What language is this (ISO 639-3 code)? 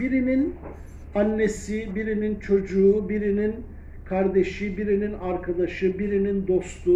tur